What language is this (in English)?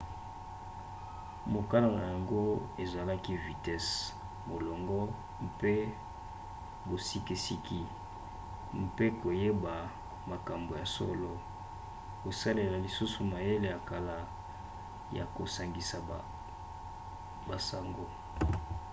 Lingala